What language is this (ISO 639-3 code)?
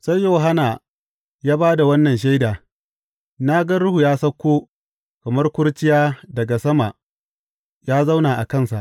hau